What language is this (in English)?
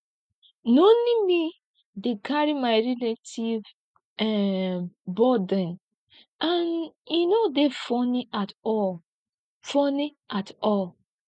Nigerian Pidgin